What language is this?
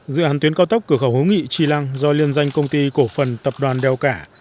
Vietnamese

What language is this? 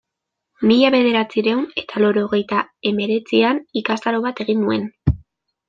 Basque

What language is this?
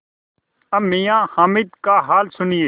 Hindi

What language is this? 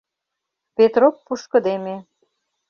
Mari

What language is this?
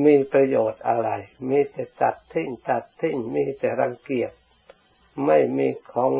Thai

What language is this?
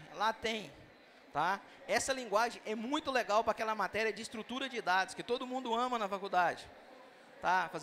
Portuguese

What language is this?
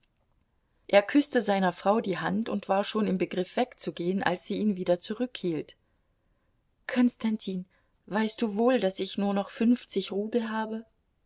German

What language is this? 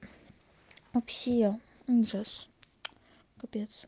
Russian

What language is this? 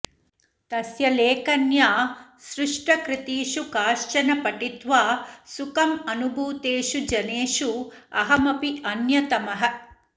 Sanskrit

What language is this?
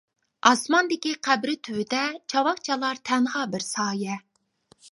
Uyghur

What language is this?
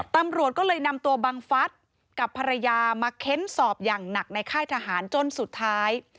Thai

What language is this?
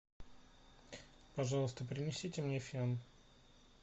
Russian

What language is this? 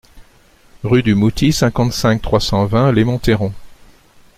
French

